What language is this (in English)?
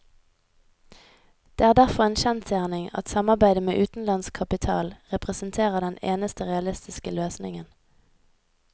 Norwegian